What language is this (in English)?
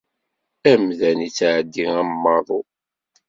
Kabyle